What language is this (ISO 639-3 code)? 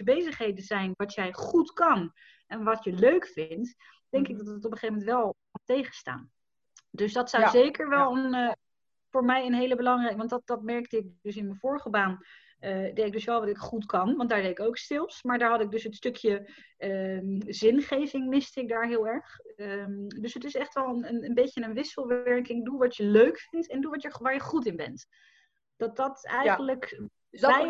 nld